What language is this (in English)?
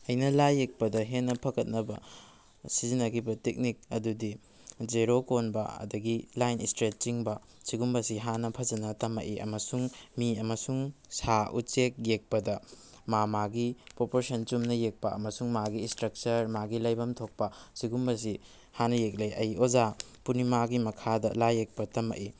Manipuri